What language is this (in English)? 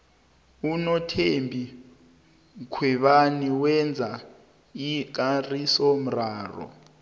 South Ndebele